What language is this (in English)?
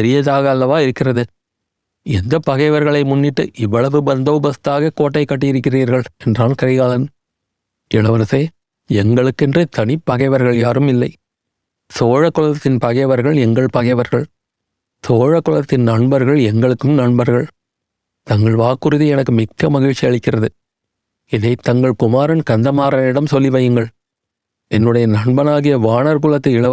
Tamil